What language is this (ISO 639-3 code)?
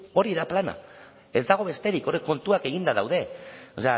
eus